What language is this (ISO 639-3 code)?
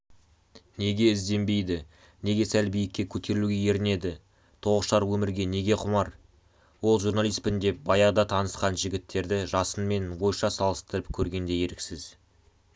kaz